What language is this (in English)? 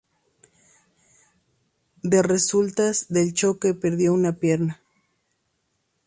Spanish